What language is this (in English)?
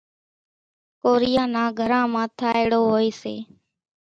Kachi Koli